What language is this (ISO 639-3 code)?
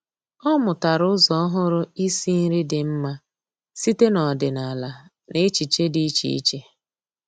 ibo